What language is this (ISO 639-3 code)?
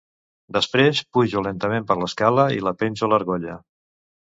cat